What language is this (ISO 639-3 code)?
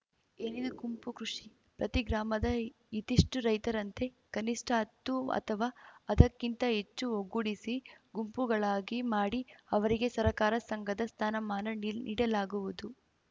kan